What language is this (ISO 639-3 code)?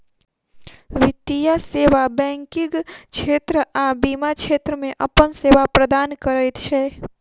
mai